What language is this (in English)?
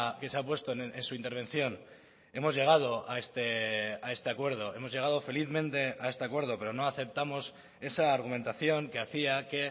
Spanish